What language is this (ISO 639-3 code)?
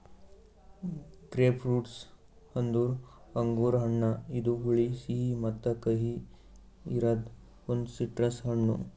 kan